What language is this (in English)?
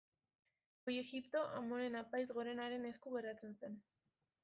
Basque